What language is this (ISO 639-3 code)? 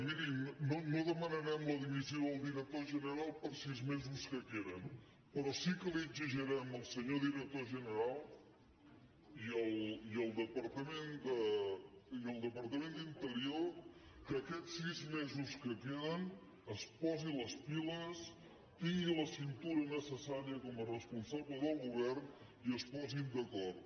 cat